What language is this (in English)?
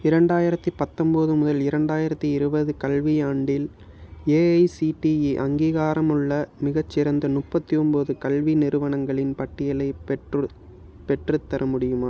Tamil